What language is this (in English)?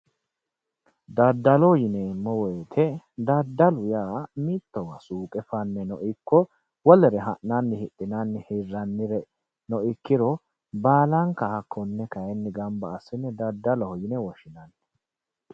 Sidamo